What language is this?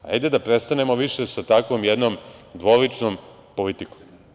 Serbian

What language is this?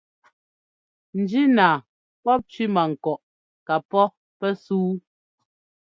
Ngomba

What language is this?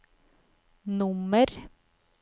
Norwegian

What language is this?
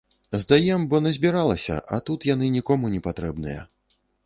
Belarusian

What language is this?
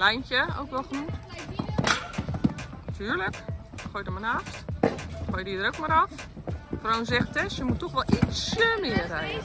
Dutch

